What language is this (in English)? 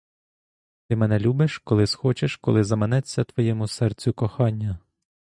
Ukrainian